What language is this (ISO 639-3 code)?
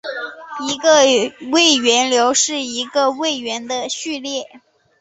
zho